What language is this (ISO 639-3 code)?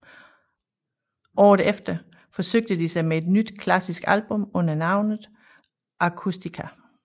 dan